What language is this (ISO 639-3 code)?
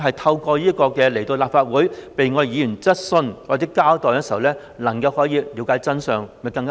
yue